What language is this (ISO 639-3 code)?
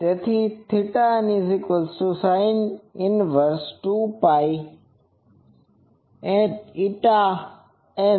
guj